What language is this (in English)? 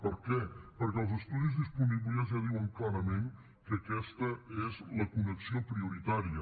Catalan